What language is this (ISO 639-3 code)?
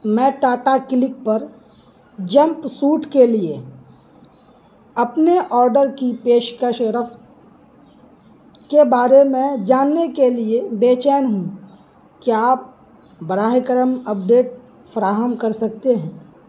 urd